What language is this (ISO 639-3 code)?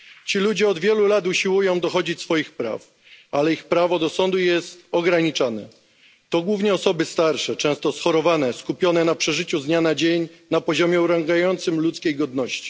pol